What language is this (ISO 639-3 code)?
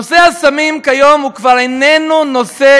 heb